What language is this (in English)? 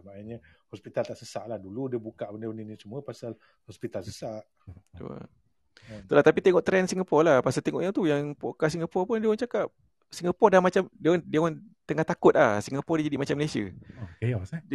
Malay